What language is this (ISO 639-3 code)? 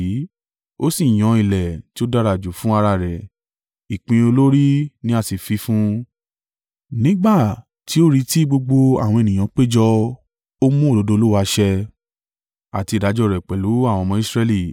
yor